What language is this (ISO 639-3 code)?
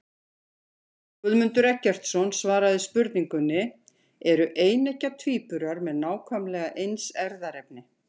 isl